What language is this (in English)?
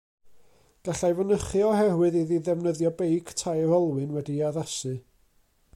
Welsh